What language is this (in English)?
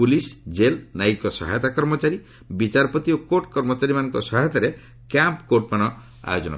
Odia